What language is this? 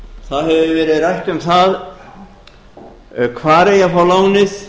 Icelandic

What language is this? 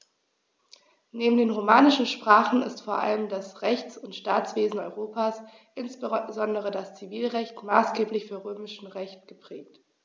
German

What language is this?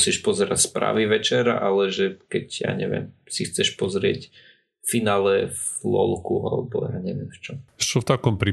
Slovak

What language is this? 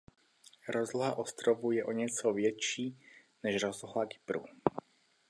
Czech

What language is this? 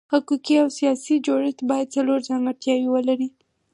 Pashto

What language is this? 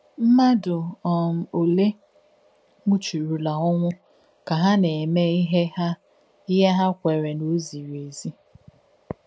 Igbo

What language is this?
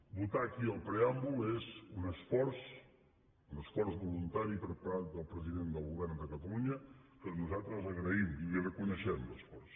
Catalan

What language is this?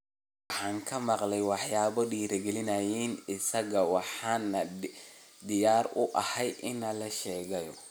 Somali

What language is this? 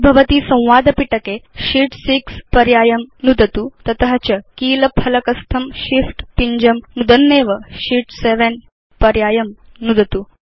Sanskrit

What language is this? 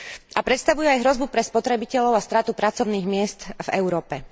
Slovak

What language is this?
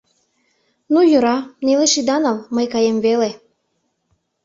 Mari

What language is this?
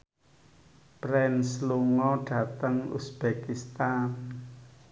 Javanese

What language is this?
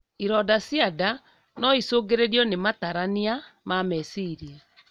Kikuyu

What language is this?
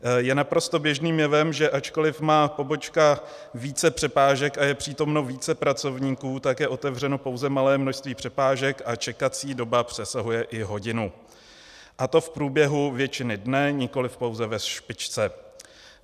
Czech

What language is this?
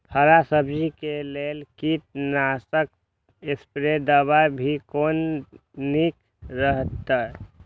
Maithili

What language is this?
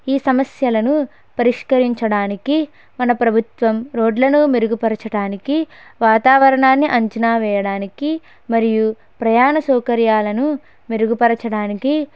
Telugu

